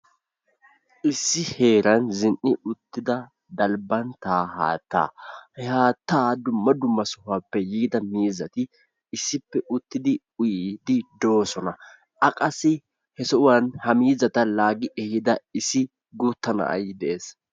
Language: Wolaytta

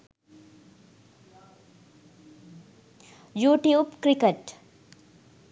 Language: Sinhala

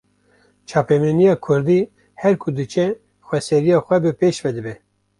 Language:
Kurdish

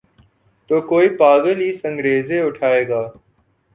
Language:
Urdu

